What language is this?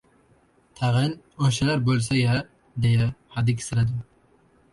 Uzbek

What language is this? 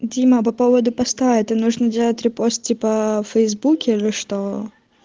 Russian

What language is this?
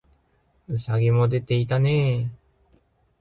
Japanese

